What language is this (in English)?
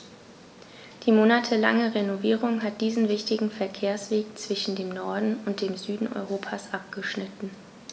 German